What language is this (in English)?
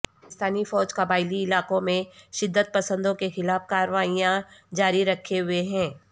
Urdu